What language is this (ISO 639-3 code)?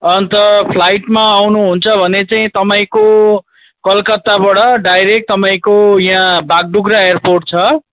nep